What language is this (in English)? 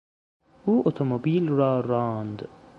Persian